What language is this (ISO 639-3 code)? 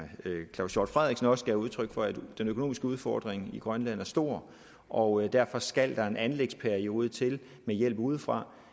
dan